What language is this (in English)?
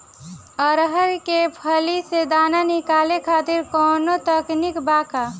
Bhojpuri